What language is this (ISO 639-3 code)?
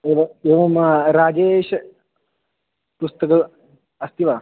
san